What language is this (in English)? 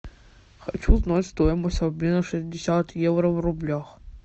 Russian